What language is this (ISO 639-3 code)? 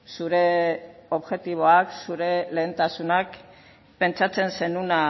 eus